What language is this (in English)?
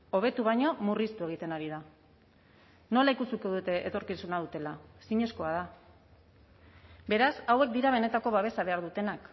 Basque